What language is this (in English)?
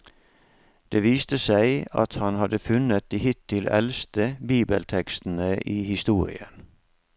Norwegian